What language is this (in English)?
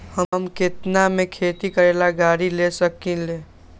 Magahi